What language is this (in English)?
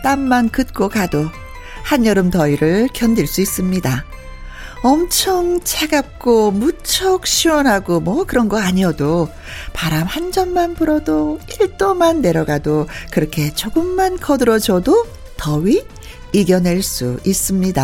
Korean